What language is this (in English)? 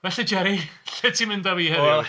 Welsh